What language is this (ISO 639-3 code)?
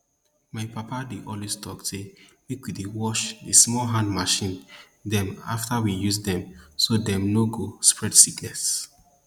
pcm